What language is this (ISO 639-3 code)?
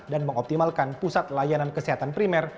ind